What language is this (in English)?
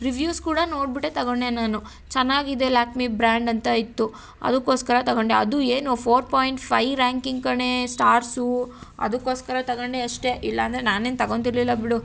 Kannada